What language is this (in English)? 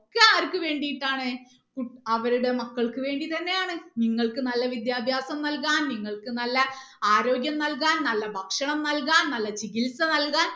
Malayalam